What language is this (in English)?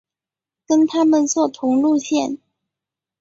Chinese